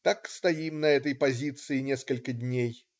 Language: Russian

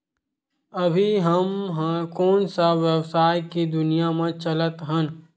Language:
Chhattisgarhi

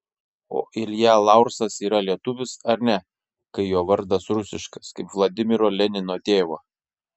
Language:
Lithuanian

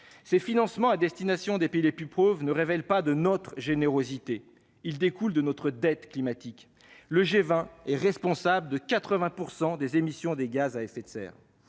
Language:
French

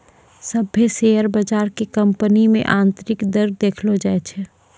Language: Maithili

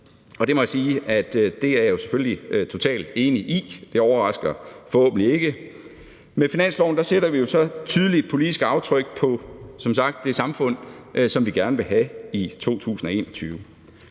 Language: Danish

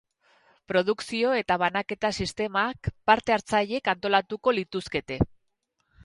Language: Basque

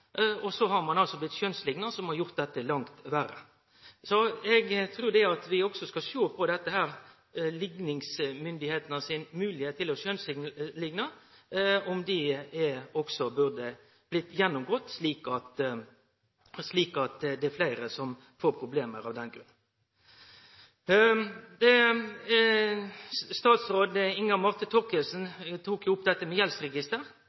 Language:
Norwegian Nynorsk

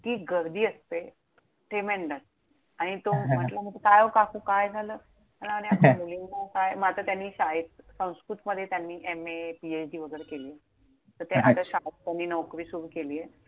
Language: Marathi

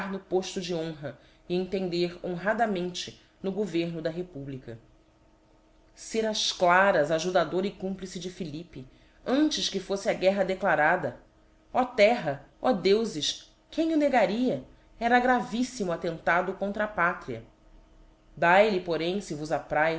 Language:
Portuguese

